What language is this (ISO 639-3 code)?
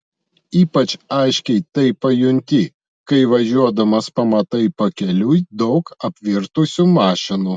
lit